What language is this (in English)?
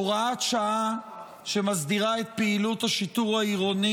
Hebrew